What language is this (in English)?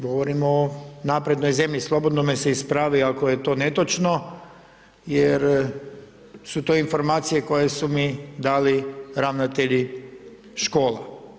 Croatian